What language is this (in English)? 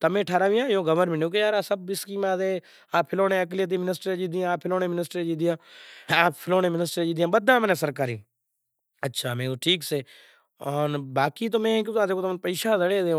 Kachi Koli